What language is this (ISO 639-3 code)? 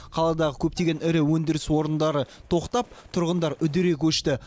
kaz